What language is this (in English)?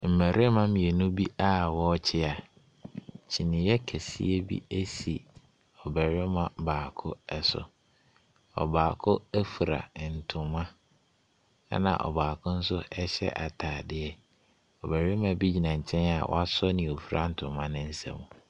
Akan